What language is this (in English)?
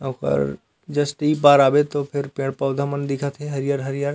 Chhattisgarhi